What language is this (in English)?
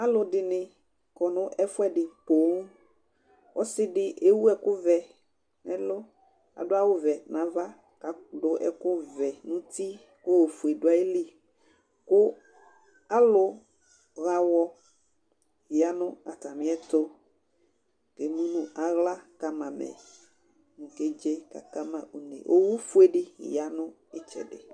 Ikposo